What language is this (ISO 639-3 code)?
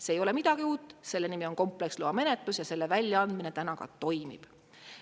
est